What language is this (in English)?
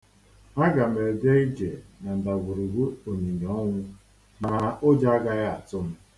Igbo